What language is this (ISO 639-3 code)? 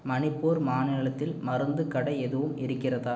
tam